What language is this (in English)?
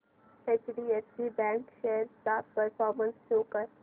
Marathi